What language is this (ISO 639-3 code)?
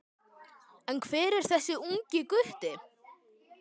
isl